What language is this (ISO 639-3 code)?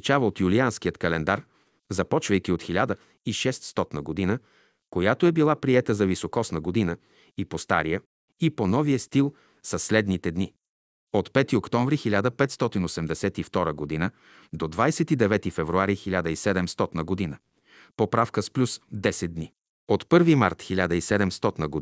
bul